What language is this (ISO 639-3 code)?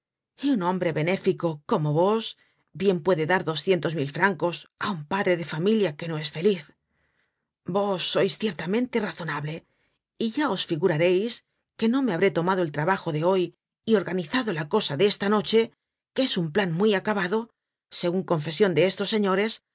spa